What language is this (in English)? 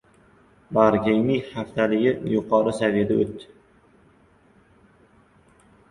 Uzbek